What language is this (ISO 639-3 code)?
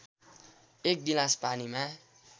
nep